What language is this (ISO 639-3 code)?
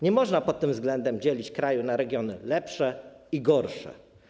pol